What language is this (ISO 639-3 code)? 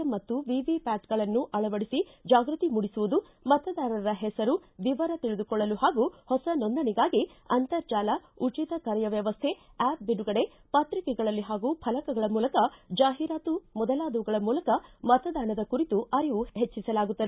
kan